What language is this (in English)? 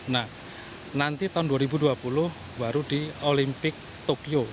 Indonesian